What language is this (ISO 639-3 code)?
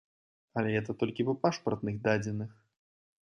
bel